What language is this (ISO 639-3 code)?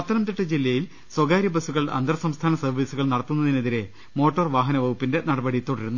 mal